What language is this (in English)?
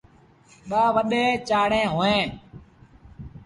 Sindhi Bhil